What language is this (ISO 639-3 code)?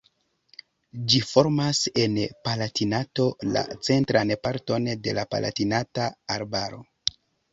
epo